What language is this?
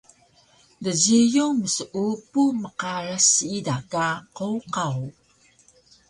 Taroko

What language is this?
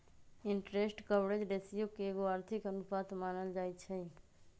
Magahi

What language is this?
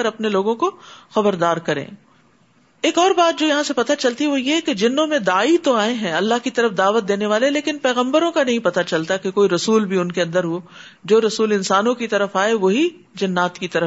Urdu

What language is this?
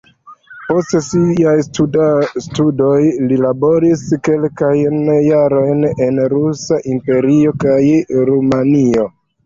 Esperanto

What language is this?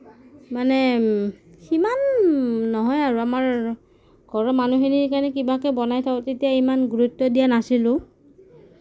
Assamese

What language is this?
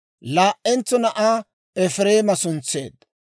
Dawro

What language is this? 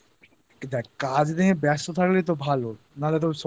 Bangla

